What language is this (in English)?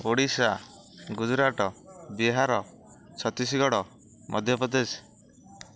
Odia